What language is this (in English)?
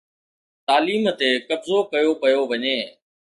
Sindhi